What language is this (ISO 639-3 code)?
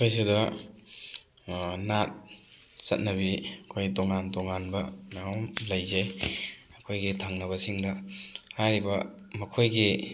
mni